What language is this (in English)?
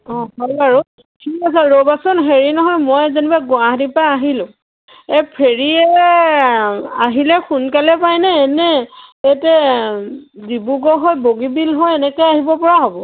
Assamese